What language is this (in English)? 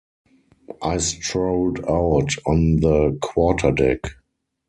English